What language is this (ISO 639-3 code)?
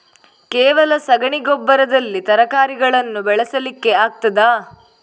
kan